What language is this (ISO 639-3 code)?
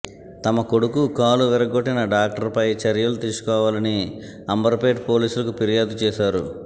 tel